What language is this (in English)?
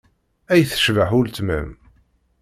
Kabyle